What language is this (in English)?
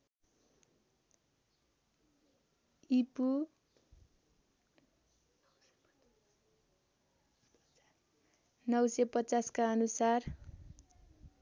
Nepali